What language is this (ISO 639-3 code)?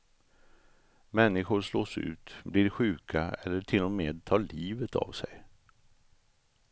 swe